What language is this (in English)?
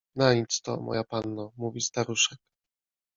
Polish